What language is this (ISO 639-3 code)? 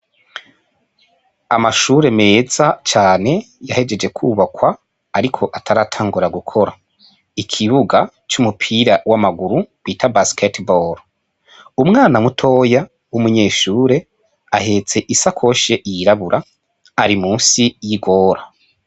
run